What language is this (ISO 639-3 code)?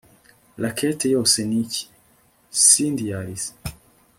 kin